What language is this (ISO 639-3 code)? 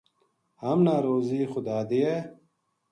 gju